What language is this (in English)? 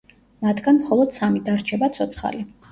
Georgian